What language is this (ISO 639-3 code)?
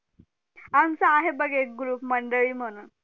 mar